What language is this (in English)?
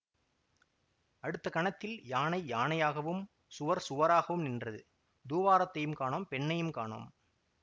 Tamil